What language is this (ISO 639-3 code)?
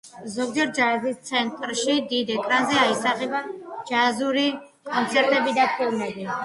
kat